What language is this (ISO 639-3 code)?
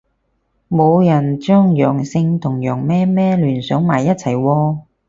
yue